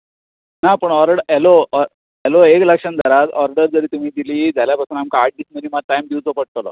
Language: Konkani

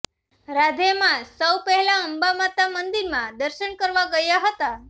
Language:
Gujarati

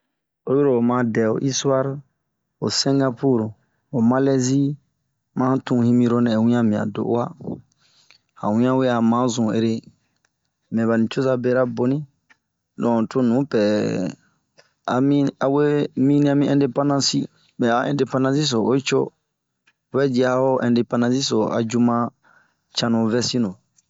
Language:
Bomu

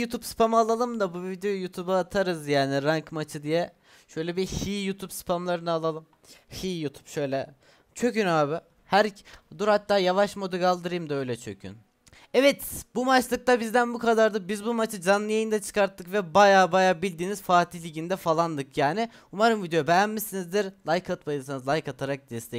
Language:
Turkish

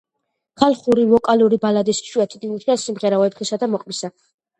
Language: Georgian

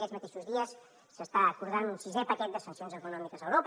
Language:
Catalan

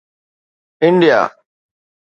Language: Sindhi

